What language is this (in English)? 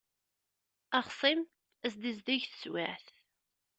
Kabyle